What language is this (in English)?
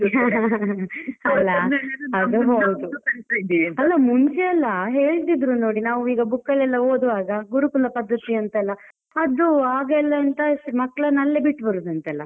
Kannada